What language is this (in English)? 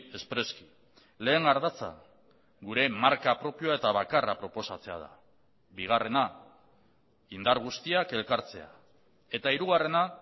Basque